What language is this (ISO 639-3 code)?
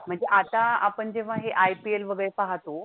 mar